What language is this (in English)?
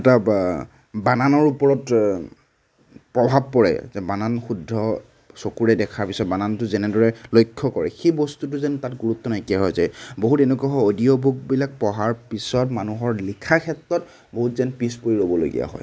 Assamese